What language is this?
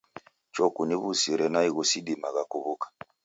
Taita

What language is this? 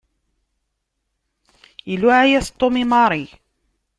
Kabyle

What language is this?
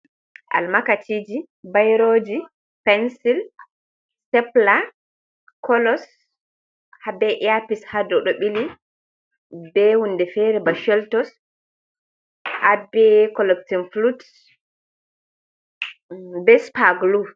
Fula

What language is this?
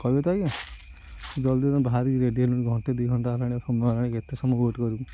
Odia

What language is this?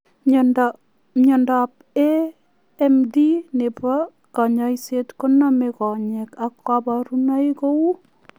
Kalenjin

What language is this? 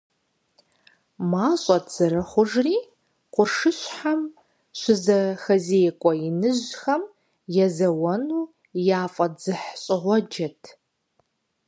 Kabardian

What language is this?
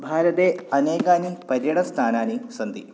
Sanskrit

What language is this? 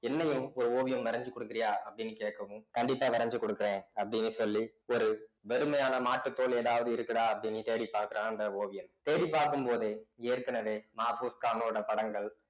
Tamil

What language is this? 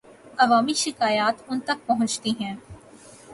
Urdu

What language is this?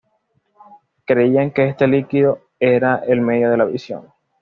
Spanish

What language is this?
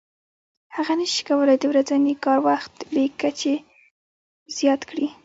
Pashto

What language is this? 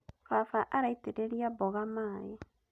Kikuyu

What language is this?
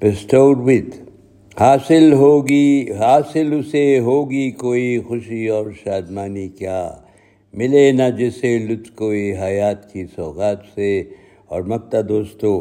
Urdu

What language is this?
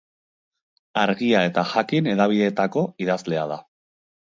Basque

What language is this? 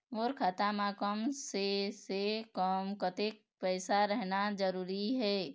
Chhattisgarhi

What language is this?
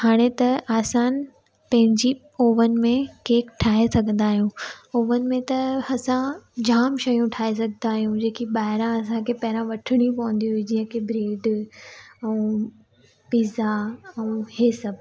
Sindhi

